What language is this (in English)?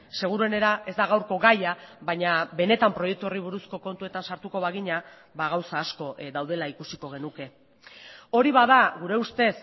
Basque